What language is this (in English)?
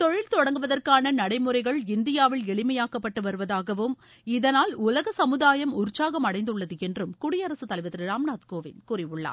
Tamil